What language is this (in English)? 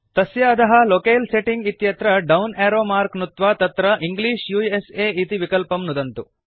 Sanskrit